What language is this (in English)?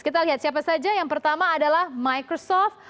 Indonesian